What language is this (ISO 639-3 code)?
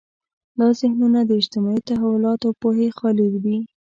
pus